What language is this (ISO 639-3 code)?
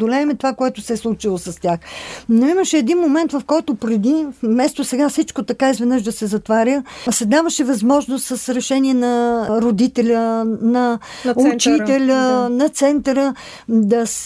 bul